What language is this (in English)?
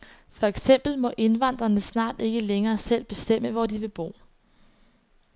Danish